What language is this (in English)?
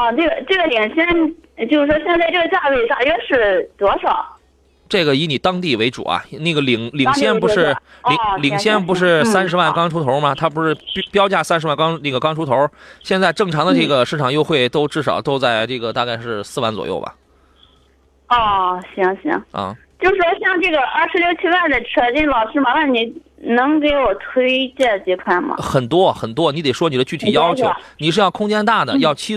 Chinese